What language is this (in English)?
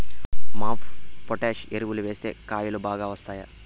Telugu